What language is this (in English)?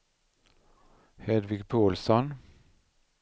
Swedish